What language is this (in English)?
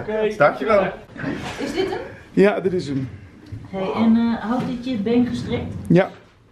Dutch